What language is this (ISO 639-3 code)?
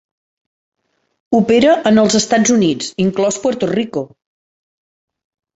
cat